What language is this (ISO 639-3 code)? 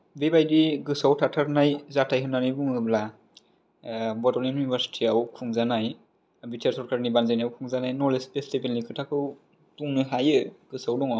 brx